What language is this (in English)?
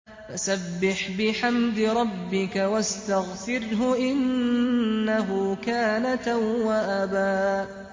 Arabic